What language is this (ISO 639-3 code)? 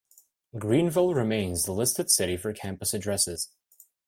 eng